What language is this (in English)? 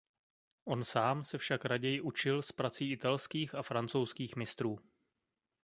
Czech